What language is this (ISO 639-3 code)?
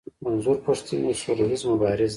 pus